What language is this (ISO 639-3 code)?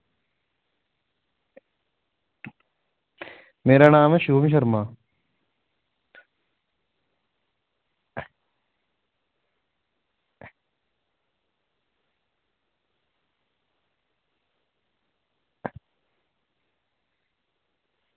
doi